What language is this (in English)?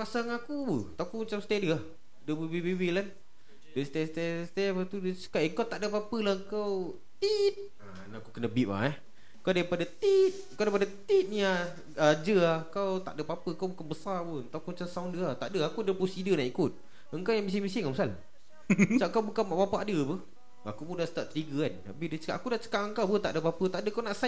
Malay